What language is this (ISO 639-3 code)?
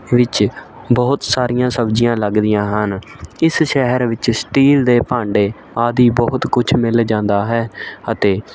pan